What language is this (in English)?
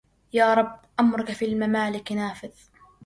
Arabic